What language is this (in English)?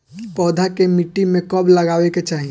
Bhojpuri